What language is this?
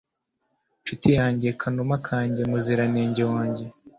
Kinyarwanda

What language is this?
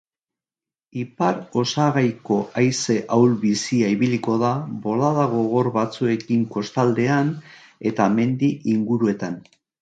Basque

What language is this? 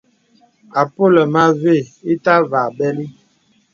Bebele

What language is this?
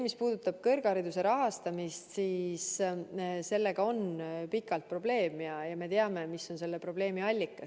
Estonian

